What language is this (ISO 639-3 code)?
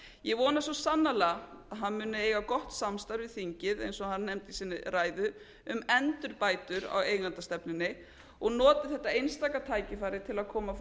isl